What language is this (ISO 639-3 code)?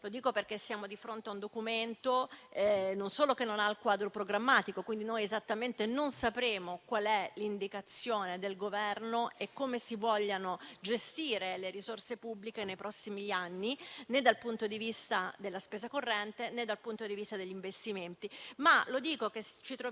ita